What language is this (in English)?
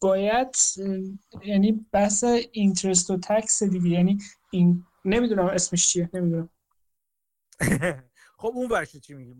Persian